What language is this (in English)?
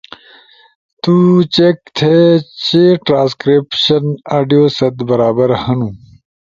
Ushojo